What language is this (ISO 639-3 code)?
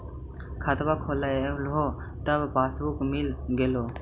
mag